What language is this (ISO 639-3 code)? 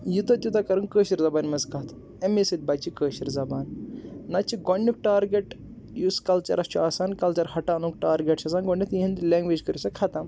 kas